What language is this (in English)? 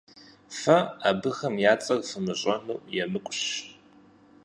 Kabardian